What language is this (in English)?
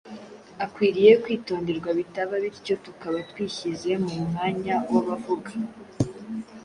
Kinyarwanda